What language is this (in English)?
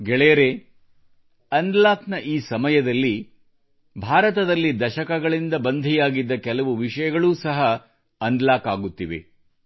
Kannada